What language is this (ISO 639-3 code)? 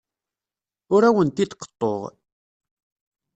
kab